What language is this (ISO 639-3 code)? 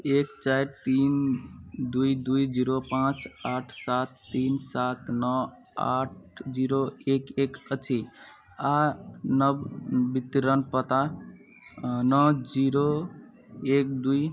mai